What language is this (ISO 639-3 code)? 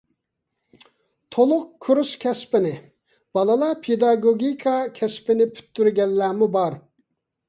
uig